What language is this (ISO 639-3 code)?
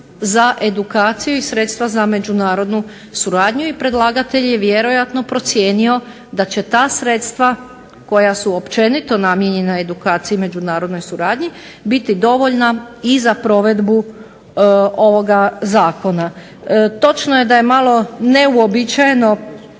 hrv